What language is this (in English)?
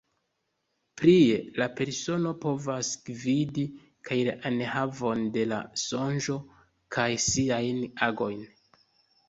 Esperanto